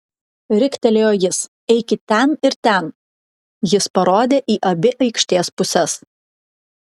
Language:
Lithuanian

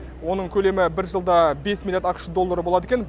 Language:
Kazakh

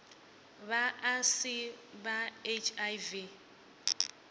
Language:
Venda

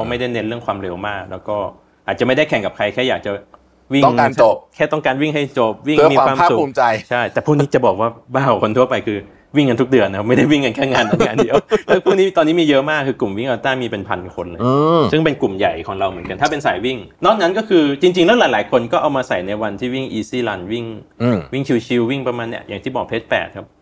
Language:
Thai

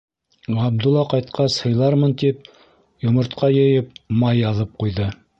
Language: Bashkir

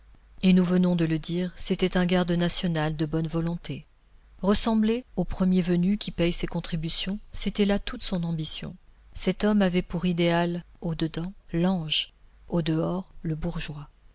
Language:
French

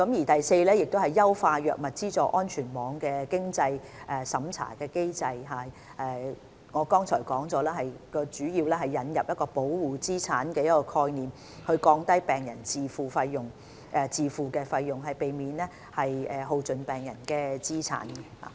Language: Cantonese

